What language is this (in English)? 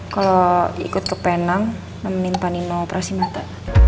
Indonesian